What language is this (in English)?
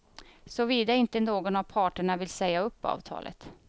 Swedish